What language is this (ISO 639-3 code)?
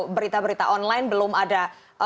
ind